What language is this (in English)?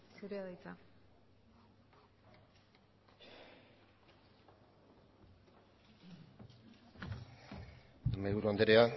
Basque